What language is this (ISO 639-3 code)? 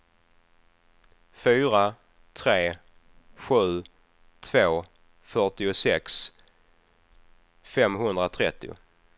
swe